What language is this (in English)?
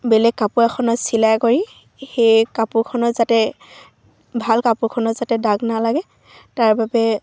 Assamese